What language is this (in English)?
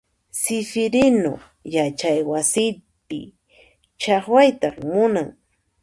Puno Quechua